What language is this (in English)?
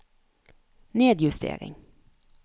Norwegian